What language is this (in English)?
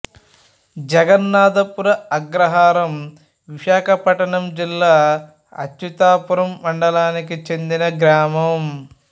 Telugu